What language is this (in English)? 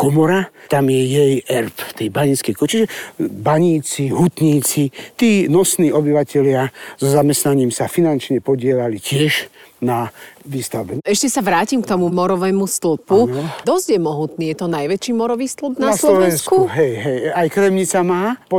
Slovak